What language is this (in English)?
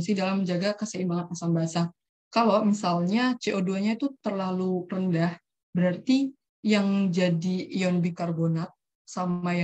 Indonesian